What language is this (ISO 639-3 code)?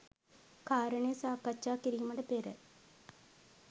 sin